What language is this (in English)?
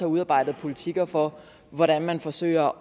Danish